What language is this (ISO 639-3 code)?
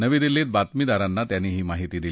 mar